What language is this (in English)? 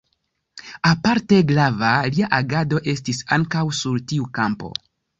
Esperanto